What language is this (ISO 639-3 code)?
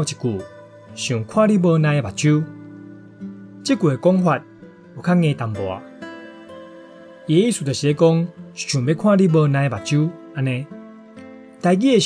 zho